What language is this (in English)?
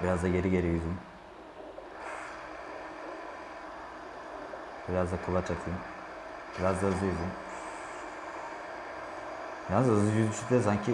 Turkish